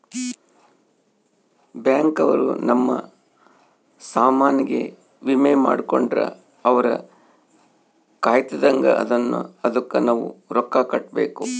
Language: Kannada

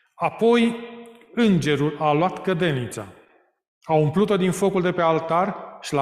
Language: Romanian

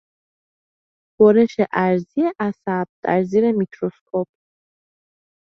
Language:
Persian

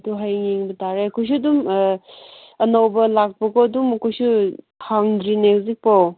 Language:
Manipuri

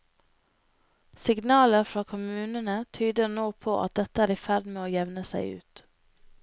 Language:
Norwegian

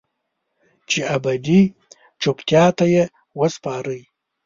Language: Pashto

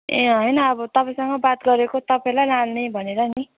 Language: Nepali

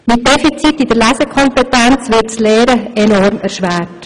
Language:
Swiss German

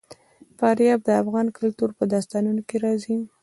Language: Pashto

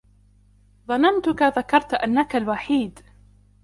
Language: Arabic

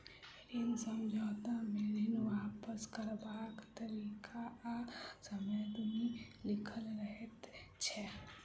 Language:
Maithili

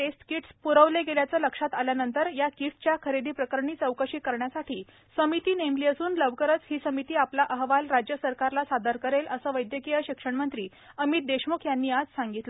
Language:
Marathi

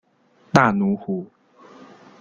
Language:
Chinese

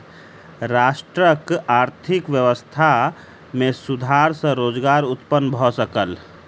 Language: Maithili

